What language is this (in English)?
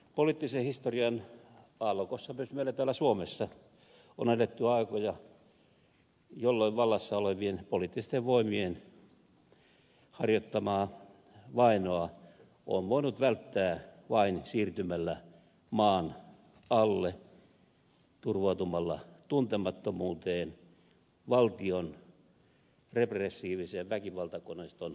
Finnish